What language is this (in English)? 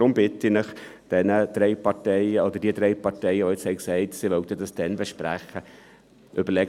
Swiss German